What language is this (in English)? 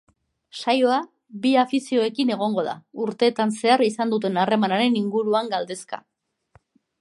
Basque